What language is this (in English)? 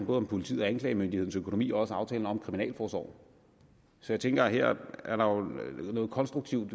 Danish